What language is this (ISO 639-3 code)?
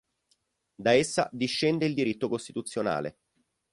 ita